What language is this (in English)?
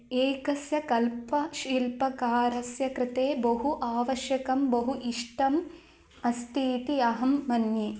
Sanskrit